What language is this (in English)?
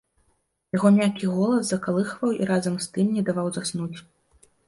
Belarusian